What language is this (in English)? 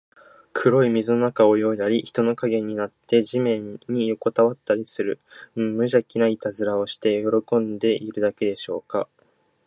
Japanese